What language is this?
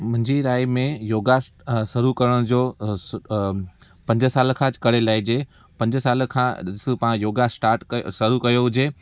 Sindhi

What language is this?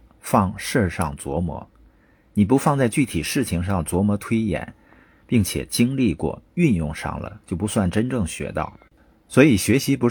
Chinese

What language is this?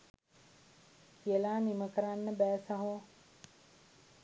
Sinhala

